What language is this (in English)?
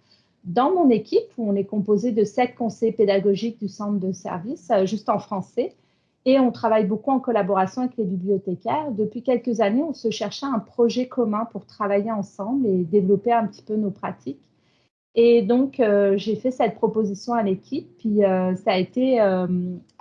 French